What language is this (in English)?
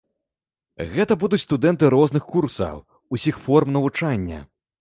Belarusian